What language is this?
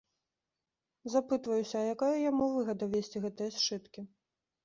Belarusian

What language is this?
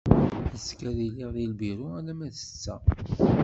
Kabyle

